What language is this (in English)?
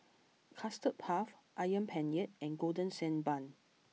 English